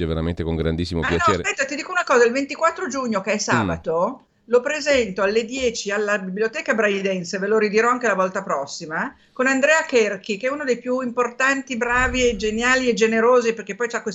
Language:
Italian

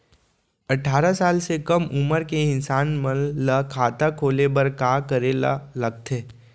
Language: Chhattisgarhi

